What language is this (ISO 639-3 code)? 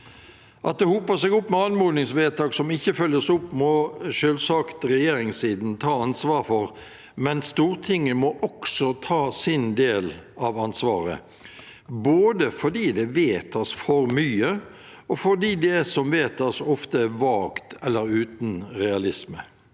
nor